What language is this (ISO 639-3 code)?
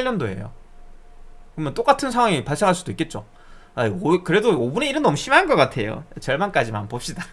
kor